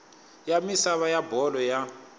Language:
Tsonga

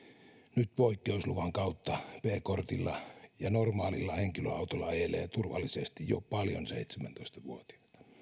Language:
Finnish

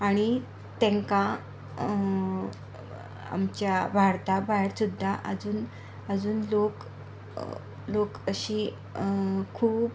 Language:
Konkani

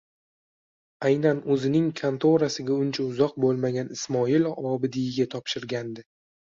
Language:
Uzbek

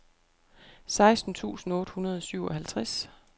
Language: Danish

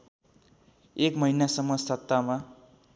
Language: Nepali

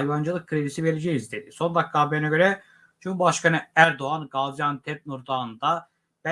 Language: Turkish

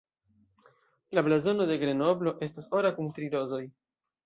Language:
Esperanto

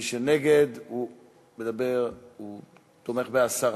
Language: Hebrew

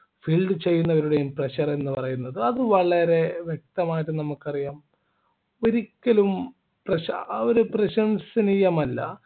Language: Malayalam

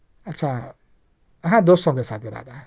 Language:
Urdu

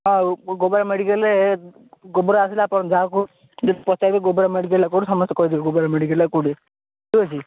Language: Odia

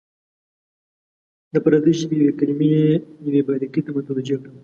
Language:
Pashto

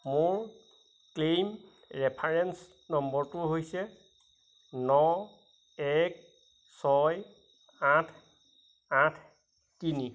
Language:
Assamese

